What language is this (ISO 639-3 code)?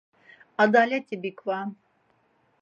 lzz